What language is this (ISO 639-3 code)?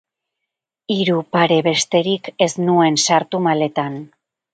eus